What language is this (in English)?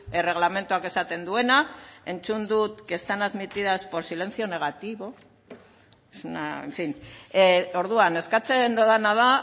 Basque